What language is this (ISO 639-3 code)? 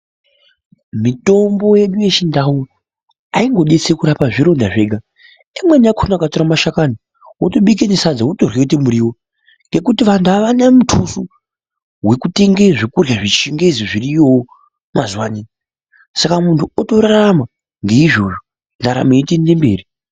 ndc